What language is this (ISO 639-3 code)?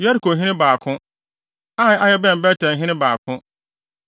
aka